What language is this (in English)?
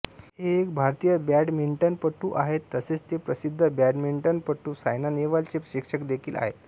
Marathi